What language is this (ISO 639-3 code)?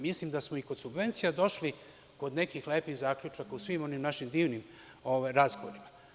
srp